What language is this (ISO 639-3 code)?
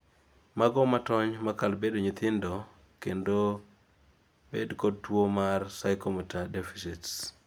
luo